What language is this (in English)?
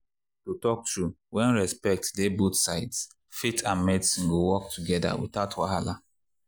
Nigerian Pidgin